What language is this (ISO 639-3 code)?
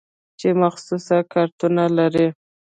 pus